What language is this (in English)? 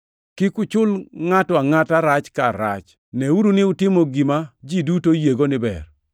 Luo (Kenya and Tanzania)